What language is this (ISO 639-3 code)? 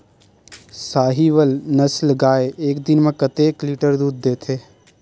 hne